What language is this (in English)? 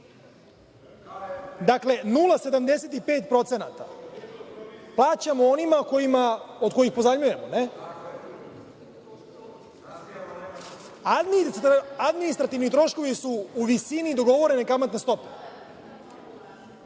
Serbian